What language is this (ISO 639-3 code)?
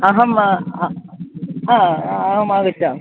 san